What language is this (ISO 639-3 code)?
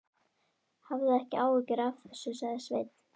isl